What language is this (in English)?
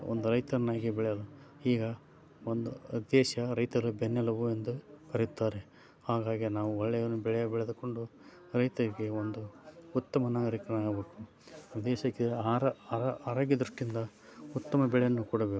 Kannada